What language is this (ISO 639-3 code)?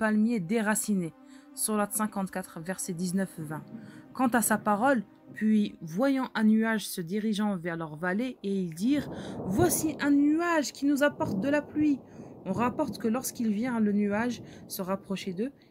fra